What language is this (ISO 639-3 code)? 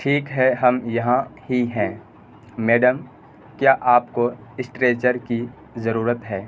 urd